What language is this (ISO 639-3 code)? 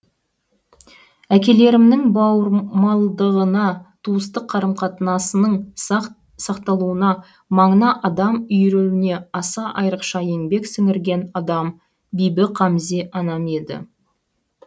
kaz